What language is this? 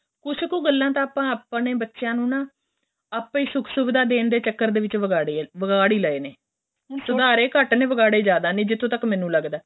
Punjabi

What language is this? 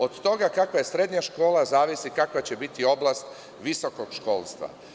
Serbian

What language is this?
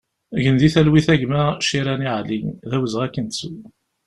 Kabyle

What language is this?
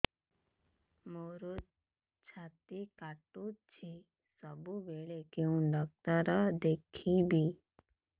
Odia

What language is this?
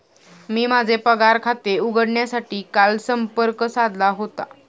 Marathi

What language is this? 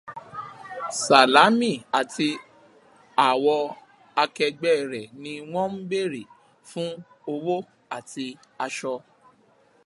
Yoruba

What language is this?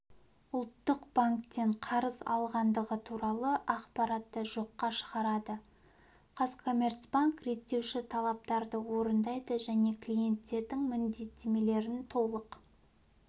Kazakh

